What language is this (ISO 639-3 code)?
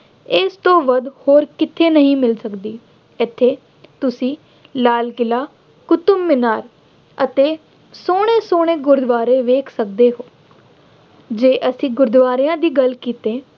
pan